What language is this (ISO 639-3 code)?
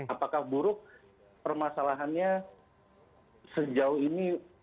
ind